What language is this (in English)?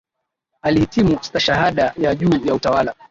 Swahili